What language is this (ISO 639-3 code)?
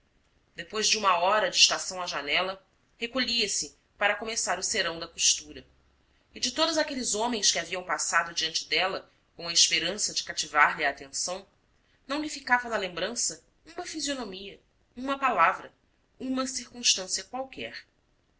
por